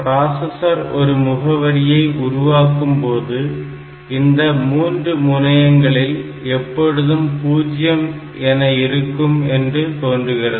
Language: Tamil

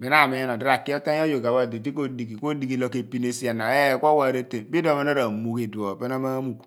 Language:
Abua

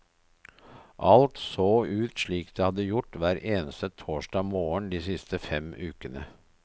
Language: Norwegian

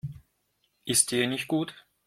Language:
German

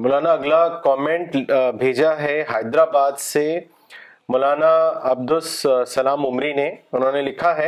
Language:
Urdu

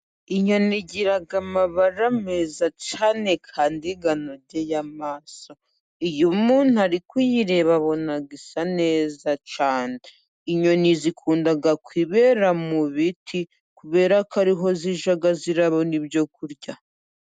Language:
Kinyarwanda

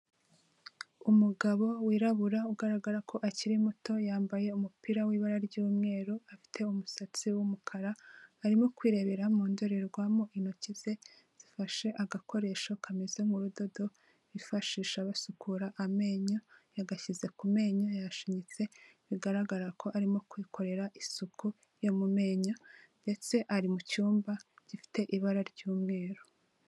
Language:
Kinyarwanda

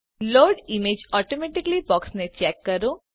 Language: Gujarati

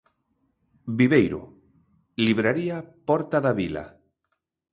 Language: Galician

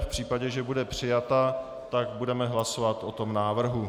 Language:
Czech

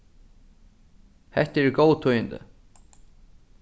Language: Faroese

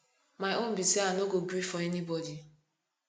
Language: Nigerian Pidgin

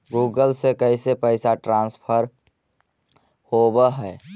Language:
Magahi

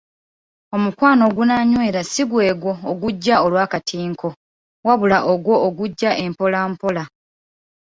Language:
Ganda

